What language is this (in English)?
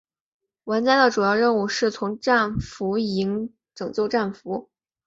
Chinese